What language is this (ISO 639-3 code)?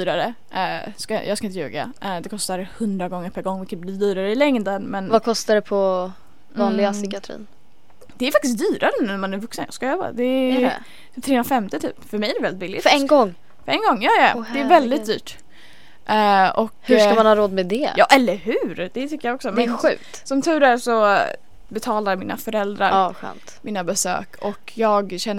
swe